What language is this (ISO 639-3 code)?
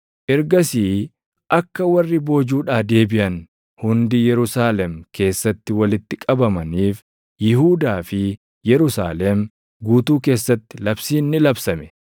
orm